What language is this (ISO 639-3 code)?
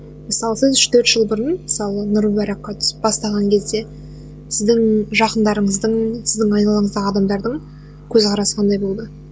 kaz